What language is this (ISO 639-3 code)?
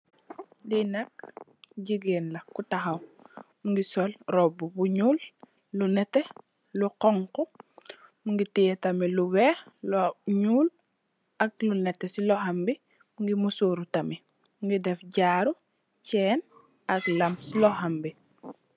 wol